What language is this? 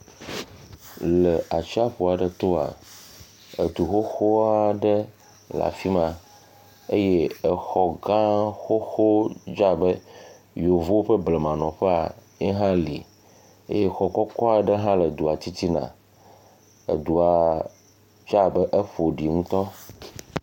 Ewe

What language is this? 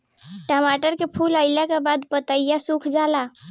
Bhojpuri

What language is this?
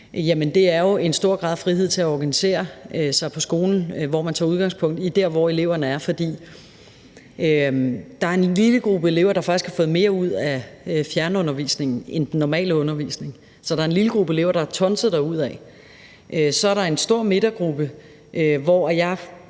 Danish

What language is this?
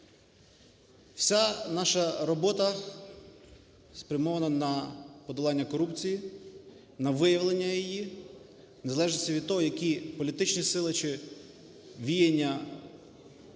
Ukrainian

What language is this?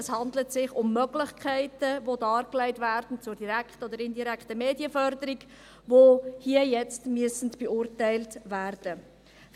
Swiss German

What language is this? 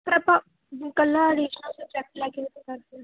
Punjabi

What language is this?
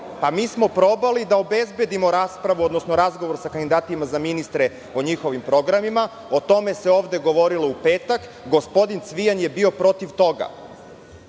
Serbian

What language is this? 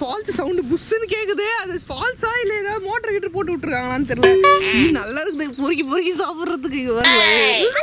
Hindi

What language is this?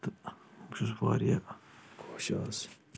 Kashmiri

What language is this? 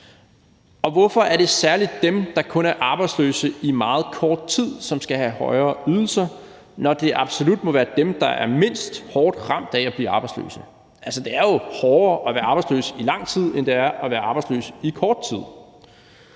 Danish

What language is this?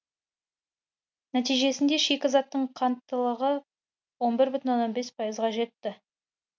Kazakh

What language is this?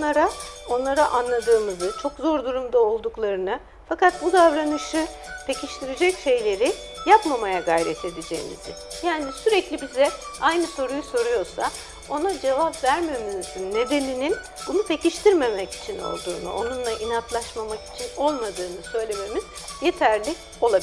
Turkish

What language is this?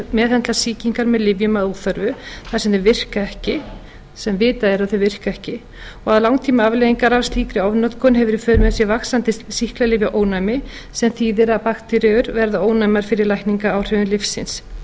Icelandic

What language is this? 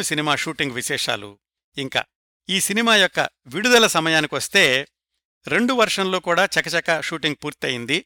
Telugu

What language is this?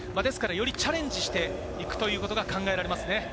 Japanese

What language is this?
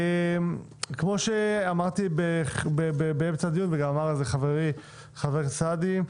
Hebrew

